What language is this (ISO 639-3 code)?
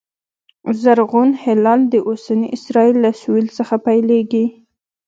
pus